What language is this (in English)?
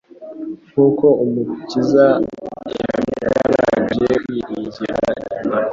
Kinyarwanda